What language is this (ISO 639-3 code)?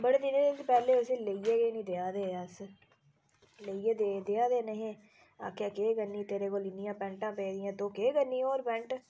doi